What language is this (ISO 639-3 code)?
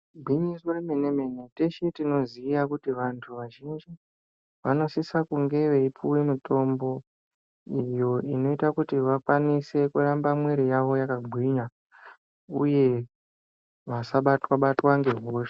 ndc